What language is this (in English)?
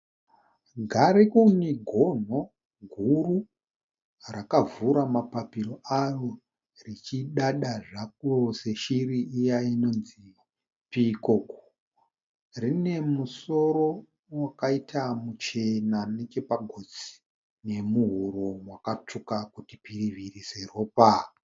Shona